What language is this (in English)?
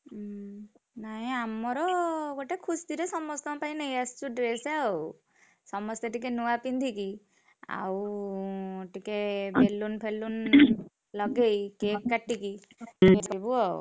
Odia